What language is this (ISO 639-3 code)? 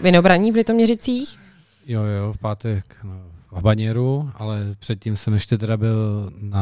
ces